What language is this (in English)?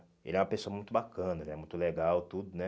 Portuguese